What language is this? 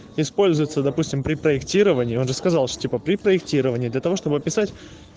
Russian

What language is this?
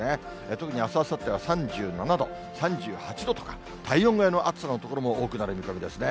Japanese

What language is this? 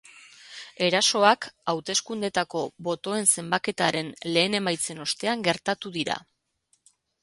Basque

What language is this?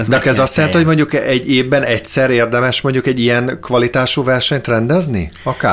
Hungarian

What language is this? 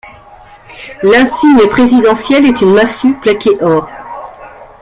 French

